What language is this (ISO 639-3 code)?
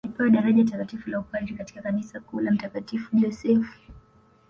swa